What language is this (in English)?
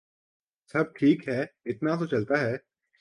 Urdu